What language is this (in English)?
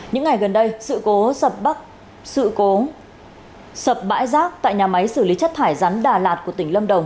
Vietnamese